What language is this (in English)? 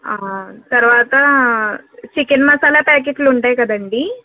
Telugu